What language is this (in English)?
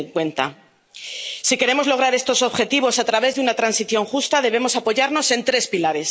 Spanish